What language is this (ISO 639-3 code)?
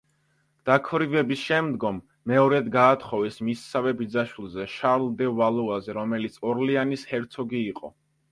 kat